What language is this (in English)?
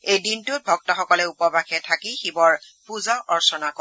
Assamese